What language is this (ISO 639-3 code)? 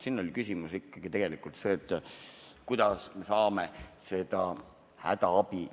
est